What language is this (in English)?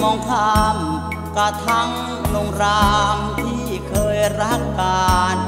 Thai